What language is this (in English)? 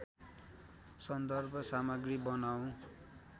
Nepali